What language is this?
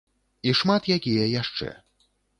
Belarusian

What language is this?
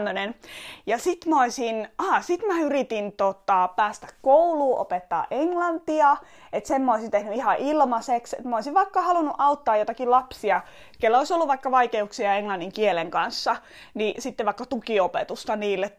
Finnish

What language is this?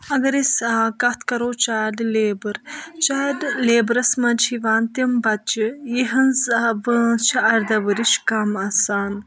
Kashmiri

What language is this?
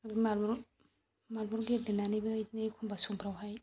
Bodo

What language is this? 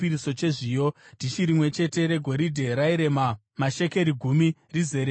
Shona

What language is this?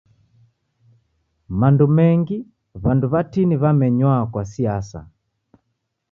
Taita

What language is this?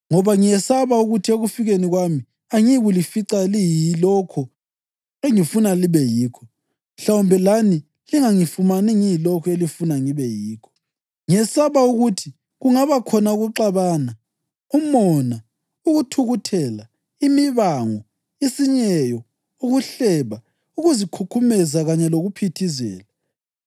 North Ndebele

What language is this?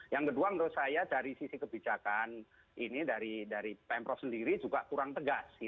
Indonesian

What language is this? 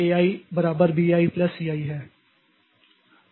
Hindi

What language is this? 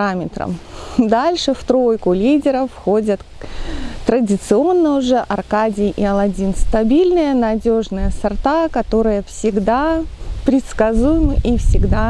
Russian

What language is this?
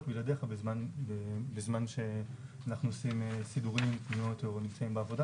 Hebrew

